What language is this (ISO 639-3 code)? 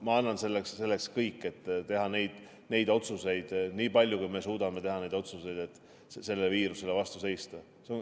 est